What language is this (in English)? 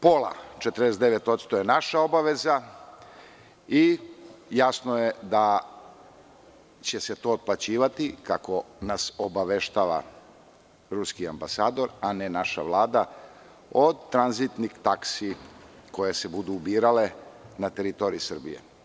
Serbian